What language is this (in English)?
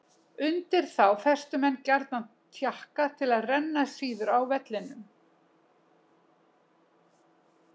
Icelandic